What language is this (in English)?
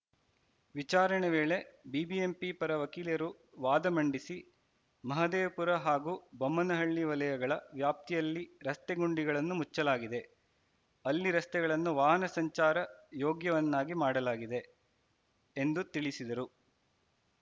Kannada